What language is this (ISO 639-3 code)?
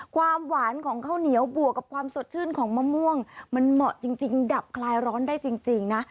tha